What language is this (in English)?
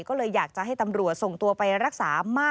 Thai